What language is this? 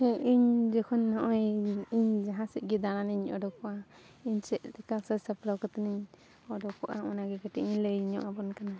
Santali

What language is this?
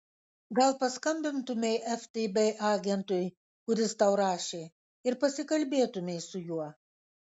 Lithuanian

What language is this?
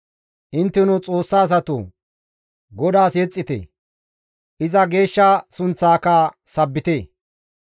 Gamo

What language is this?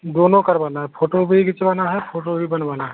Hindi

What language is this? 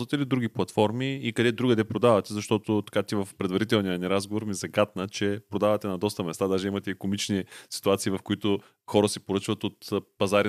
Bulgarian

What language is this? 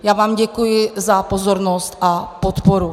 Czech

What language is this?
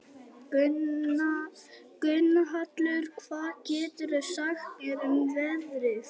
Icelandic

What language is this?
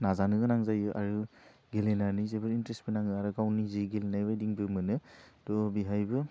Bodo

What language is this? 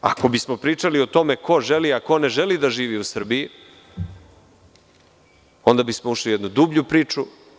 Serbian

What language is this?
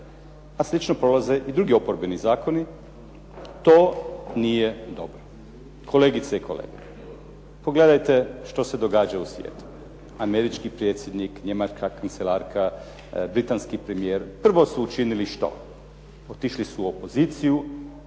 Croatian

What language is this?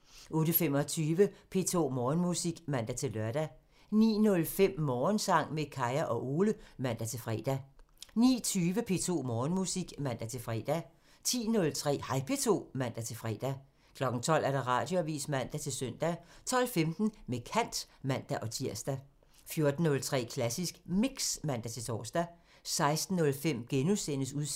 Danish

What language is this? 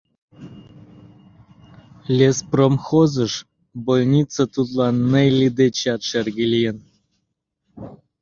Mari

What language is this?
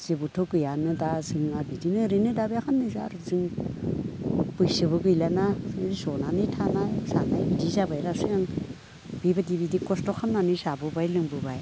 Bodo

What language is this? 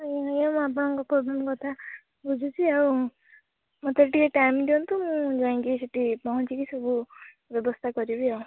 Odia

